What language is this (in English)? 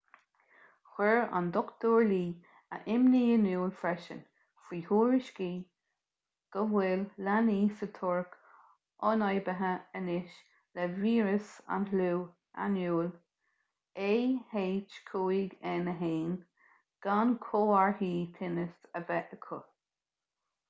Irish